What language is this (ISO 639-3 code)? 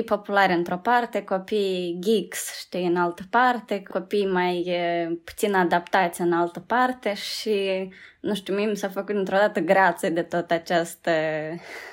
ron